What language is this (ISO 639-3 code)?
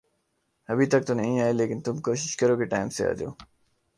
urd